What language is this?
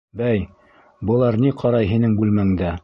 Bashkir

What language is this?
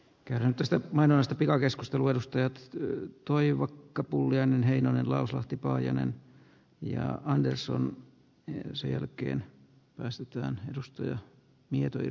Finnish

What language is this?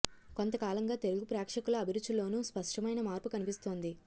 Telugu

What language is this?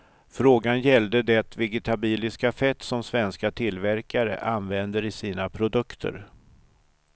Swedish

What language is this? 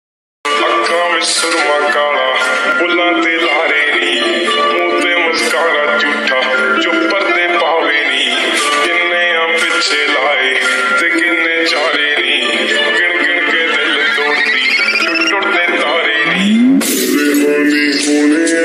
Romanian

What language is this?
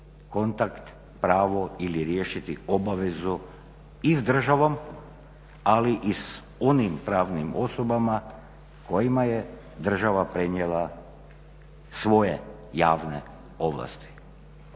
Croatian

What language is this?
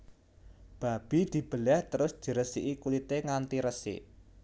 Javanese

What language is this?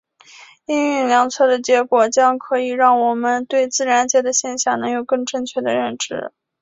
Chinese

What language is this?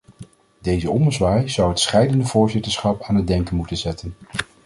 Dutch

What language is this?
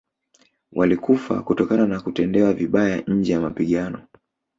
Swahili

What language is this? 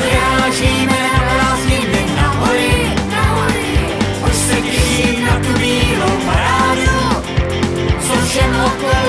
Czech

